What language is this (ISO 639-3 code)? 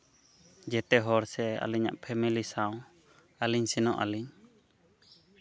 sat